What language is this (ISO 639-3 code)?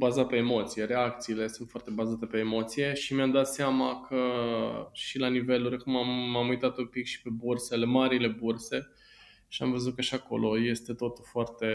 ron